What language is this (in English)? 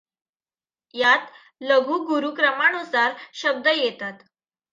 Marathi